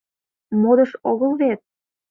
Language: Mari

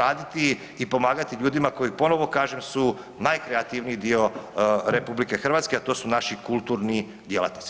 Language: Croatian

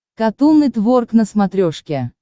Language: Russian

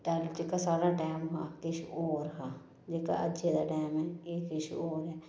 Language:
Dogri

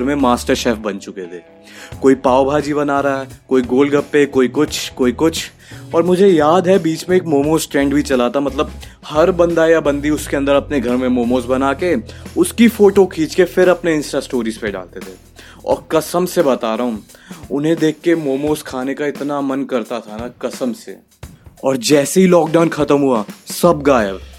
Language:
Hindi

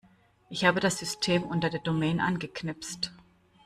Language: German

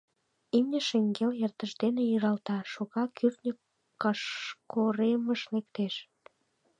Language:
Mari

